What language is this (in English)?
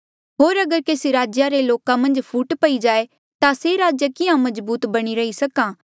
Mandeali